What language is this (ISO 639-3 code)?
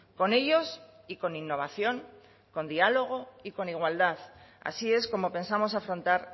spa